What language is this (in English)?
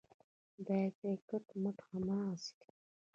Pashto